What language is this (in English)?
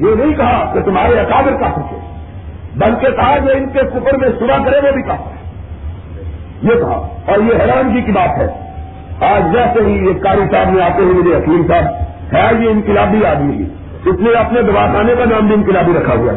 Urdu